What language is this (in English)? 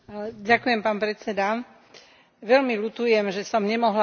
Slovak